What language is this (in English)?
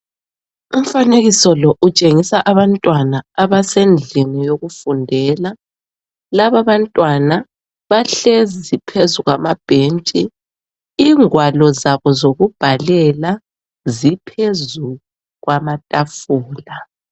North Ndebele